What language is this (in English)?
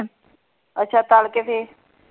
Punjabi